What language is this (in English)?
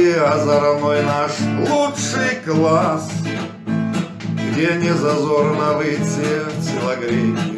Russian